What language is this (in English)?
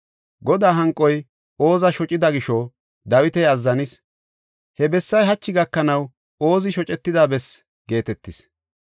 Gofa